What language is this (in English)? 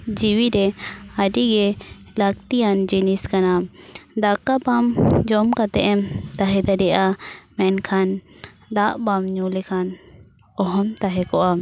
Santali